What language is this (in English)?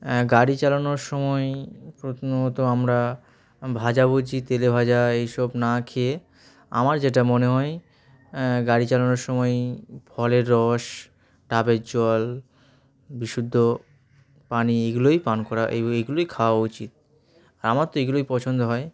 Bangla